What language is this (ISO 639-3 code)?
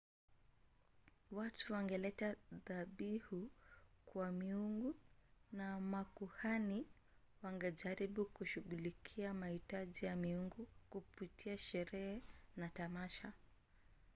swa